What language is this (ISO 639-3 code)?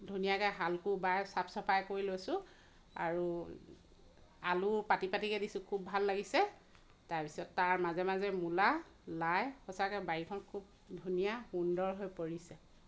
asm